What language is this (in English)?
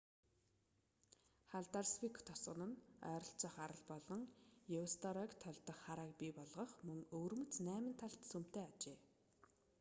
Mongolian